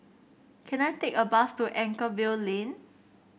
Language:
English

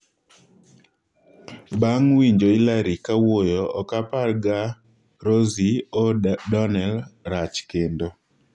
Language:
Luo (Kenya and Tanzania)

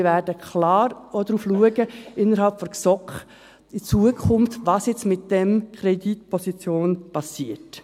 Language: Swiss German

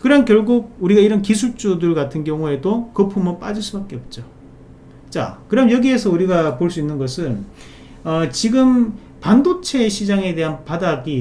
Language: Korean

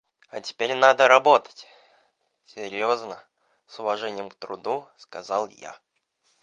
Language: Russian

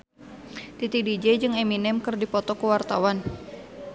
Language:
Sundanese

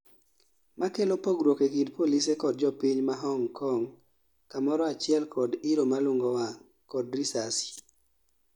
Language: Luo (Kenya and Tanzania)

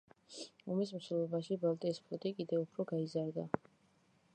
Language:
Georgian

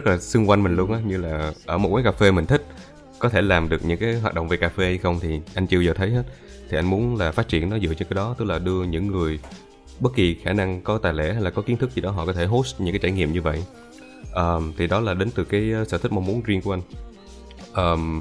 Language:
Vietnamese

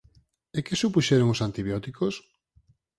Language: Galician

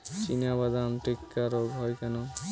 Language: Bangla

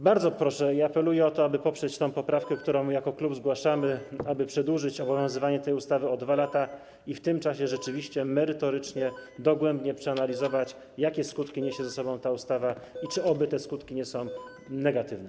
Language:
Polish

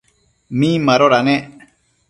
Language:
Matsés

